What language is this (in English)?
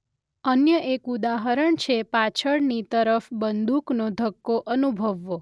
Gujarati